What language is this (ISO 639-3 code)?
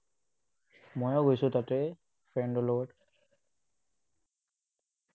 asm